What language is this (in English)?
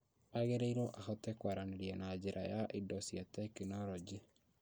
Kikuyu